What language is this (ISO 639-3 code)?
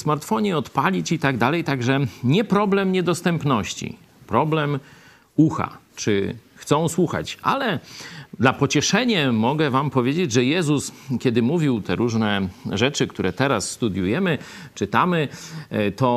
pol